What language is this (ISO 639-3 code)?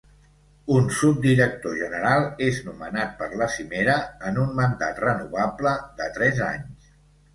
cat